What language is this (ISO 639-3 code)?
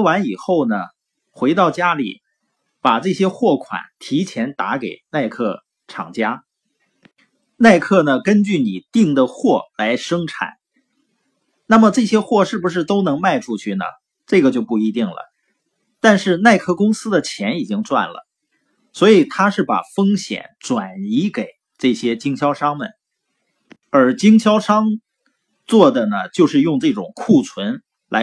zho